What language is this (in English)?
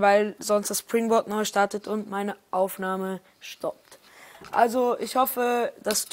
German